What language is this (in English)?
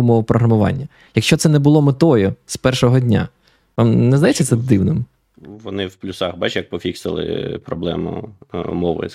Ukrainian